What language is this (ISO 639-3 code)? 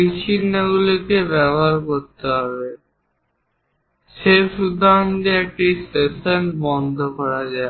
ben